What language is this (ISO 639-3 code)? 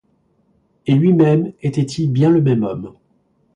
fra